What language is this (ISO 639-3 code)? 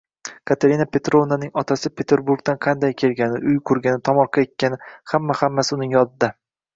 uzb